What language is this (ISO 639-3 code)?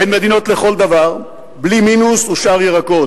heb